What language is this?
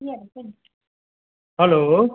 Nepali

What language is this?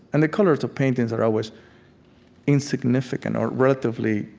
English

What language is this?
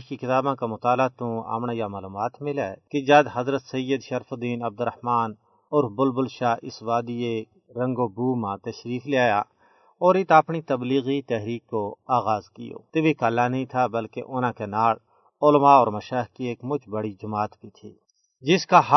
Urdu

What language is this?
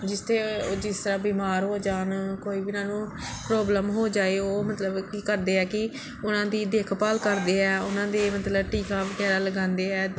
Punjabi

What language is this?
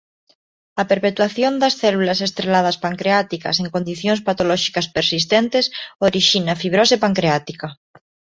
Galician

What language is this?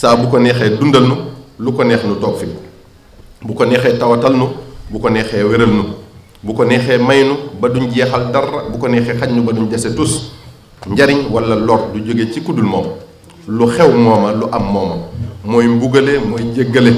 Indonesian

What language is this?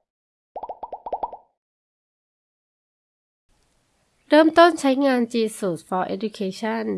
Thai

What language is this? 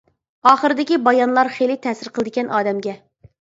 Uyghur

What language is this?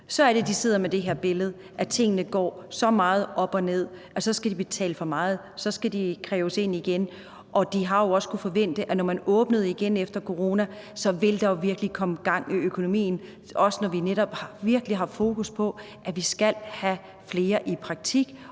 Danish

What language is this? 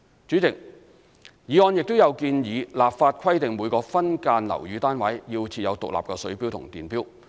Cantonese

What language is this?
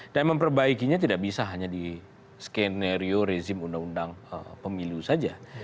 Indonesian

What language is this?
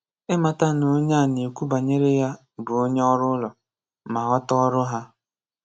Igbo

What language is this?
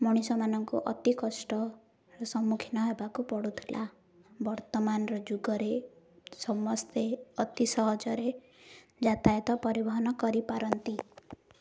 Odia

